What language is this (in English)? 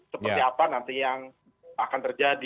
Indonesian